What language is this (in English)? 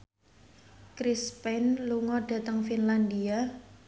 Javanese